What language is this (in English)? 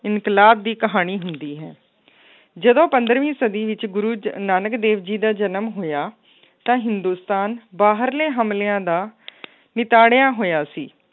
Punjabi